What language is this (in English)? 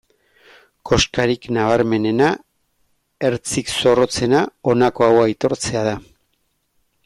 Basque